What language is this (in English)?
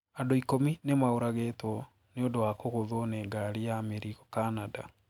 Kikuyu